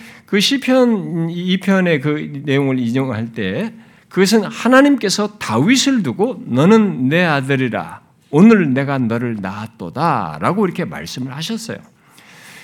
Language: Korean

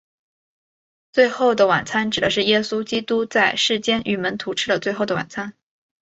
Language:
Chinese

